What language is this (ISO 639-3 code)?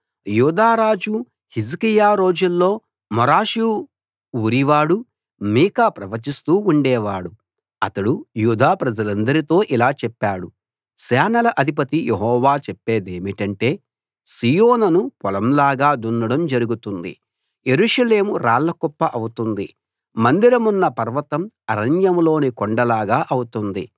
tel